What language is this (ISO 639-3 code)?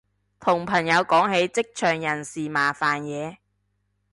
yue